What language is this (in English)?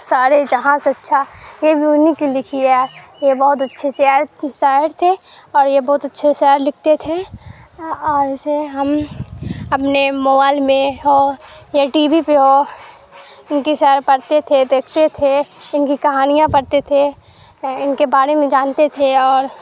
Urdu